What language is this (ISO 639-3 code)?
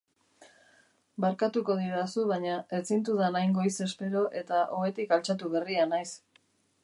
eus